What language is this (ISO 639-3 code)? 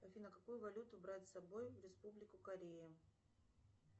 rus